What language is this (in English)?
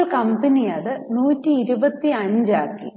Malayalam